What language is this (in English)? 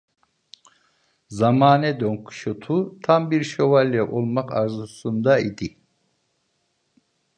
Turkish